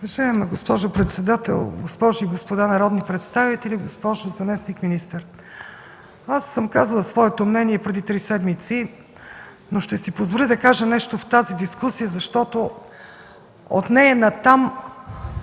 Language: Bulgarian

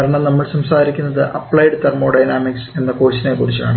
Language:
Malayalam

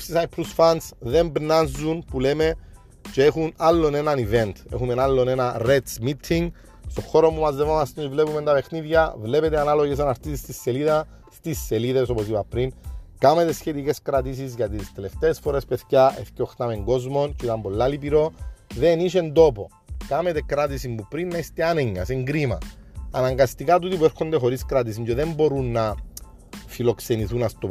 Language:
Greek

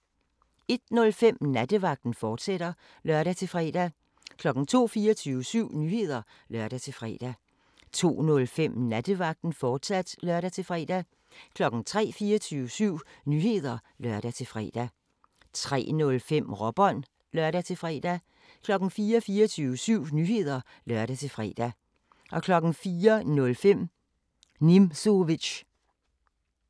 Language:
Danish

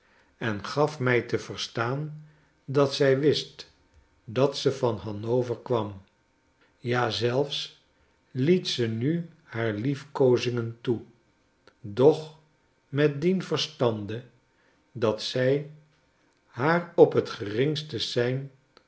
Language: Dutch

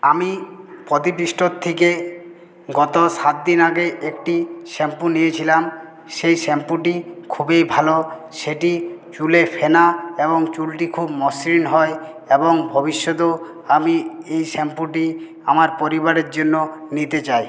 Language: Bangla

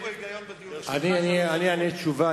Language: Hebrew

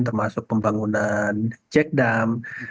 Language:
Indonesian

